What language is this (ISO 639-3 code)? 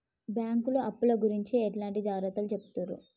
tel